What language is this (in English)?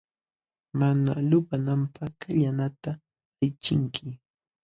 Jauja Wanca Quechua